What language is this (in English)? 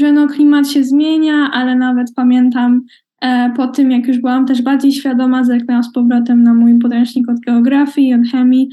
Polish